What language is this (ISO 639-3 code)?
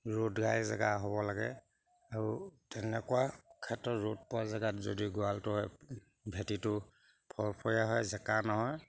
asm